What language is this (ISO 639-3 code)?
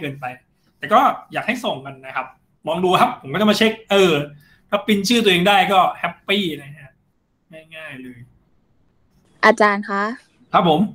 tha